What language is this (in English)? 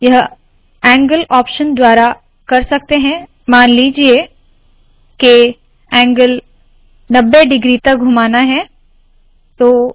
Hindi